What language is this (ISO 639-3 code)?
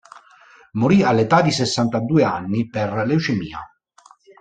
ita